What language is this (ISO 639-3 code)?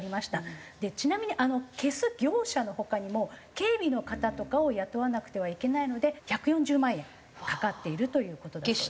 jpn